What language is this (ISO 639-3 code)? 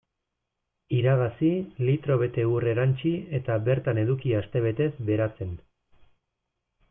eus